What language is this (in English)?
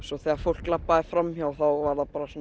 Icelandic